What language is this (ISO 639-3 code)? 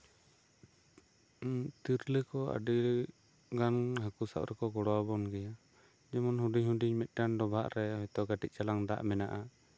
sat